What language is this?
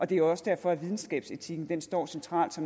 Danish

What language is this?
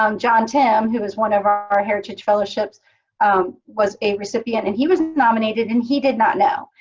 English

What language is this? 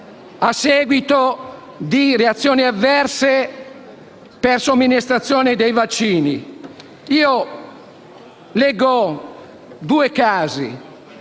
Italian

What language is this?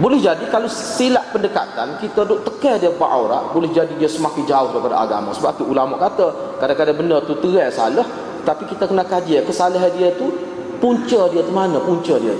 Malay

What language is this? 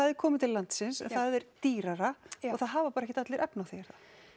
Icelandic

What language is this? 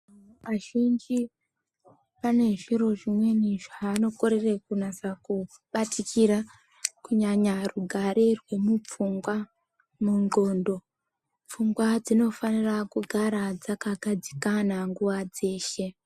Ndau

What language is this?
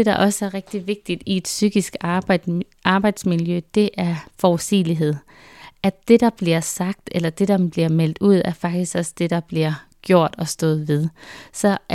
Danish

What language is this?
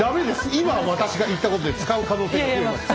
Japanese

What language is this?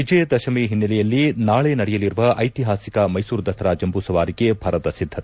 Kannada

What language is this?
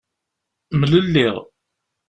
Kabyle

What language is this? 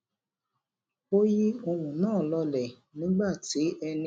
Yoruba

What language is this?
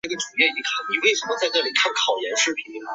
Chinese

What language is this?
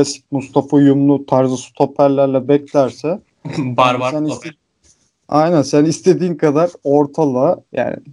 Turkish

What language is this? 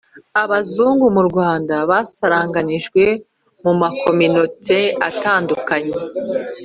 Kinyarwanda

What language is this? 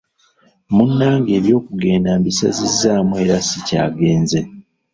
Ganda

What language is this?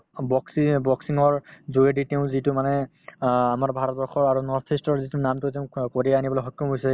Assamese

